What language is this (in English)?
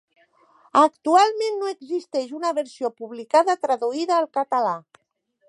Catalan